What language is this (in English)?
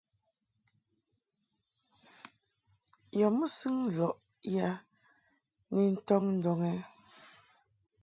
Mungaka